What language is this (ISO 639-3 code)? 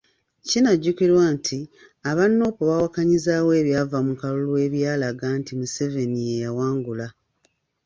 lug